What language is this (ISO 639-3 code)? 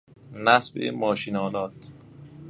fas